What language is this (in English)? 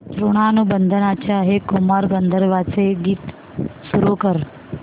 Marathi